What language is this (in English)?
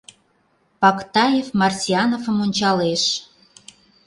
Mari